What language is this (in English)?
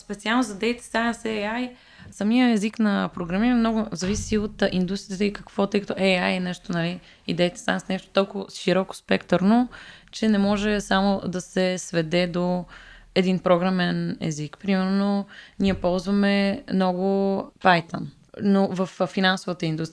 Bulgarian